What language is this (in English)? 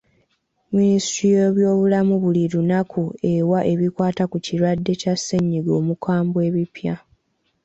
Ganda